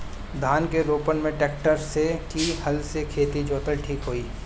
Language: Bhojpuri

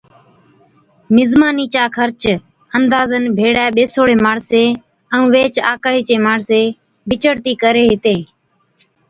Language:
Od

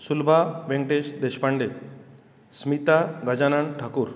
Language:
Konkani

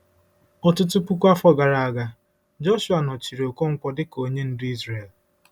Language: Igbo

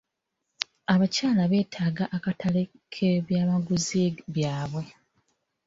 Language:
Ganda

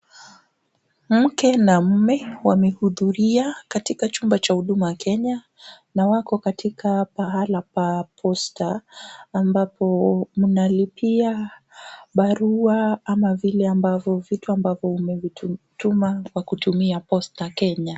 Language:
Swahili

